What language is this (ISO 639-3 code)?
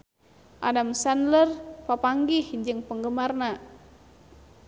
sun